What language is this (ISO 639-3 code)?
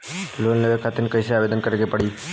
bho